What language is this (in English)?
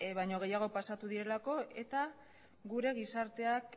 Basque